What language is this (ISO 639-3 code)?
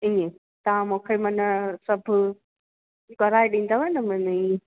snd